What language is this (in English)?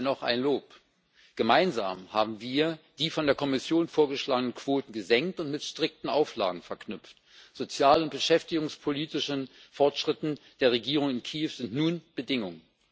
German